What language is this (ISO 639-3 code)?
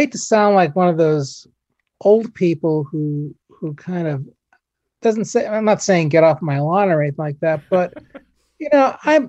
eng